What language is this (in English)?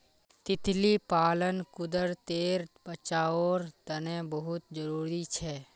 Magahi